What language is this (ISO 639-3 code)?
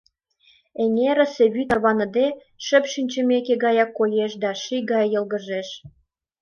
chm